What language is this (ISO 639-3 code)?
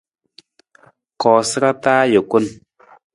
nmz